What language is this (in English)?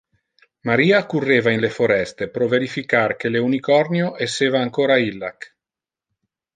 Interlingua